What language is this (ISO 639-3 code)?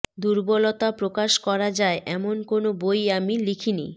ben